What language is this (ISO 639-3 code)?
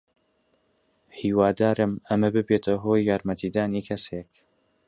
ckb